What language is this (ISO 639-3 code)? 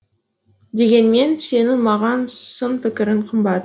kaz